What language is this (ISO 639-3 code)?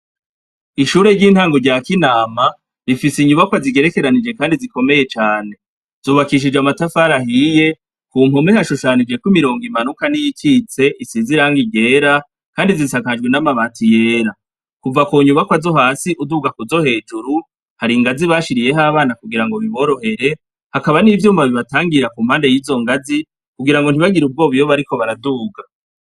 run